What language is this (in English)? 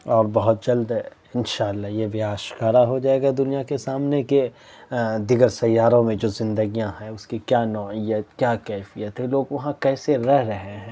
Urdu